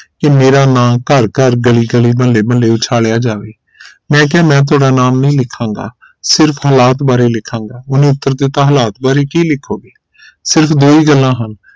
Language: Punjabi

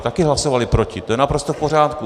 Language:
Czech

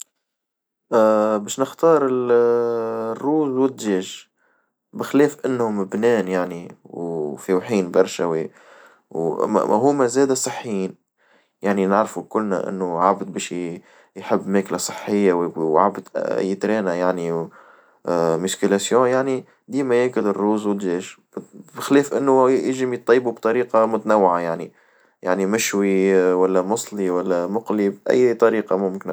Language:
Tunisian Arabic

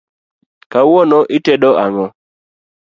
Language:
Luo (Kenya and Tanzania)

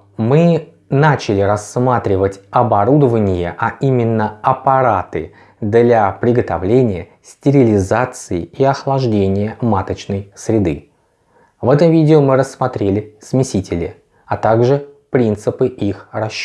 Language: Russian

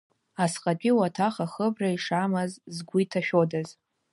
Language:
Abkhazian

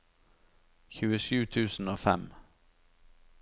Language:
Norwegian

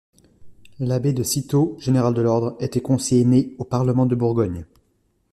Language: French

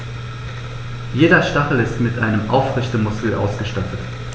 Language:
German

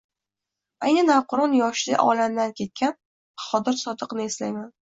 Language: Uzbek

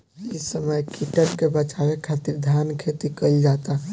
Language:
Bhojpuri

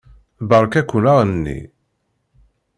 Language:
Kabyle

